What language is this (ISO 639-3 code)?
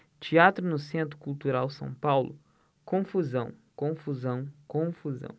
por